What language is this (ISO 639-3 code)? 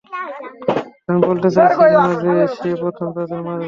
ben